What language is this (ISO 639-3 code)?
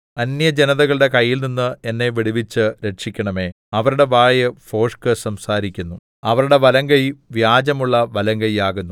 mal